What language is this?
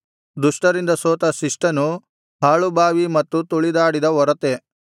Kannada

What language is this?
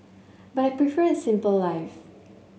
English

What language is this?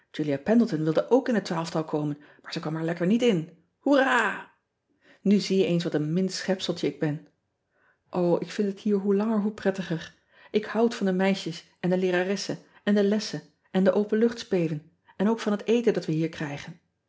Dutch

